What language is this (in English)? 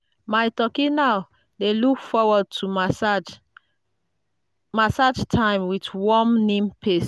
Nigerian Pidgin